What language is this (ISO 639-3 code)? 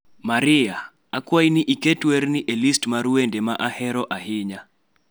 luo